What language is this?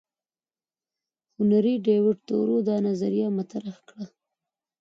Pashto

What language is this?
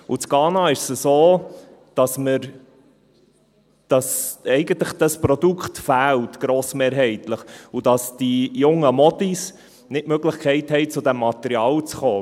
Swiss German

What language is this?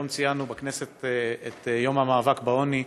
Hebrew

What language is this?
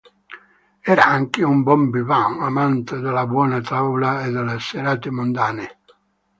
Italian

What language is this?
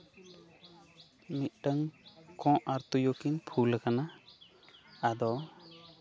Santali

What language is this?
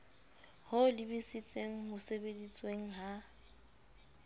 Southern Sotho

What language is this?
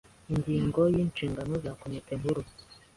Kinyarwanda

